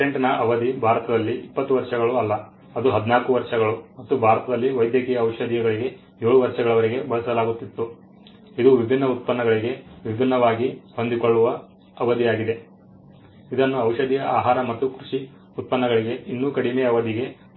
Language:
Kannada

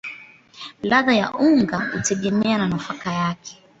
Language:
Swahili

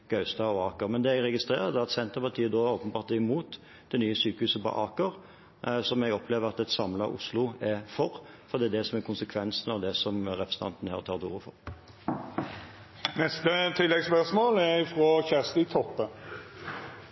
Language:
Norwegian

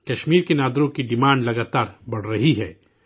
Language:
Urdu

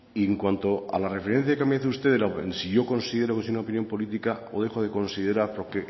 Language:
Spanish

